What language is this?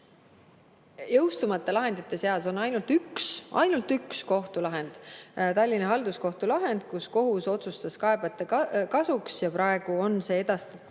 Estonian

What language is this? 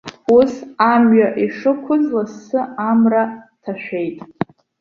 Abkhazian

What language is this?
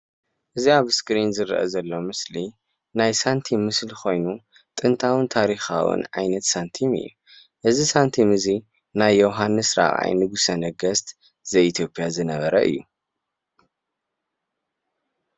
Tigrinya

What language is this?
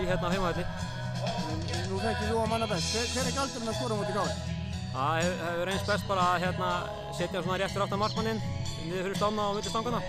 Norwegian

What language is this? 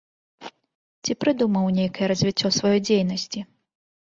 Belarusian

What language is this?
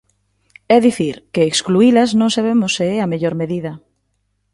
Galician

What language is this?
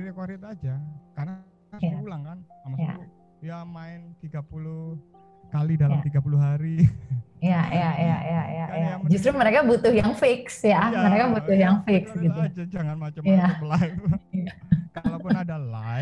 Indonesian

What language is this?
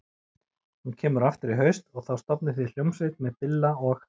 Icelandic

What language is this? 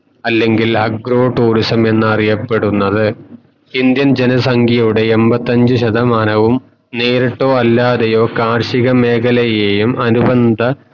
Malayalam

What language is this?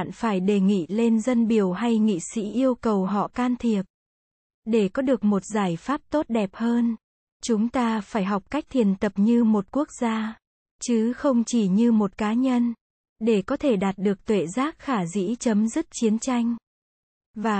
Vietnamese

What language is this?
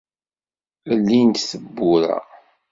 Kabyle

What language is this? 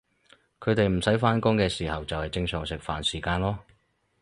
Cantonese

